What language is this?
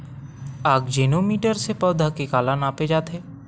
Chhattisgarhi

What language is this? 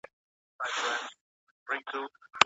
Pashto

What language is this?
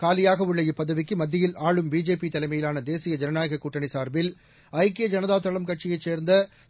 Tamil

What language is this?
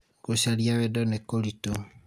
Kikuyu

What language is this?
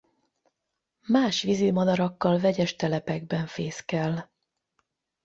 Hungarian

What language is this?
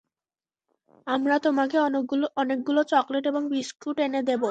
Bangla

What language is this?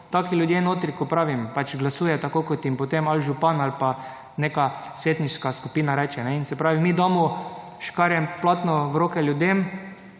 Slovenian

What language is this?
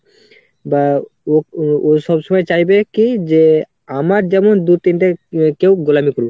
Bangla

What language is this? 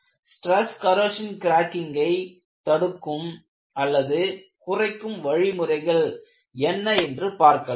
Tamil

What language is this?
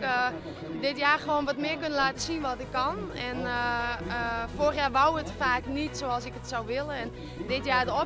Dutch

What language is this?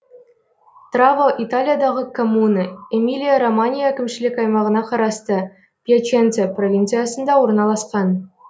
Kazakh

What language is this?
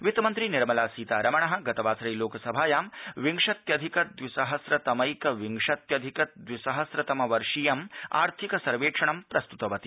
Sanskrit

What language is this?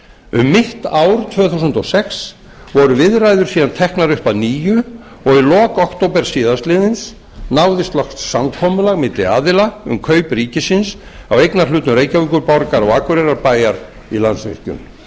Icelandic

